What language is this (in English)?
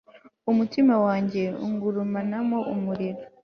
Kinyarwanda